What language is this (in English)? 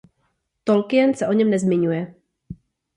Czech